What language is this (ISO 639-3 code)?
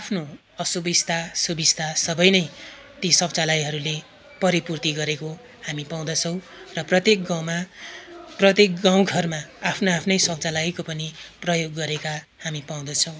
nep